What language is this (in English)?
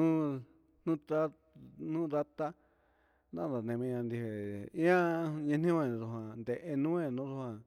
Huitepec Mixtec